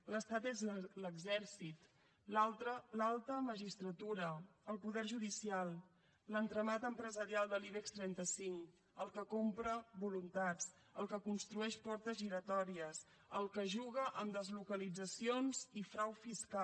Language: Catalan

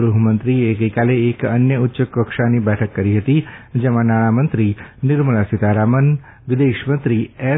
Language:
Gujarati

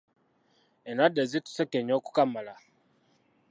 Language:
Ganda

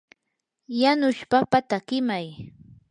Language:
Yanahuanca Pasco Quechua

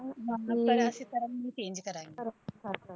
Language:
Punjabi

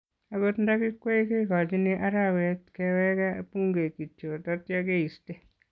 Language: Kalenjin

